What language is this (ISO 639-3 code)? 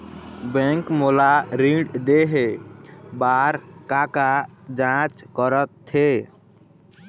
hne